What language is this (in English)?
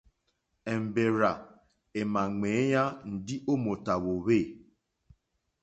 Mokpwe